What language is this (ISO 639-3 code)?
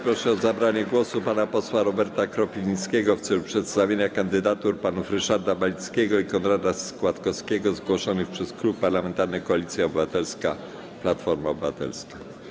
pol